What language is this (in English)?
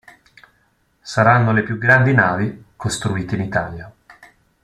Italian